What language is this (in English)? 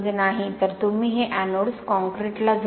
Marathi